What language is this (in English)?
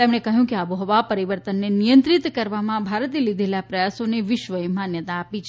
Gujarati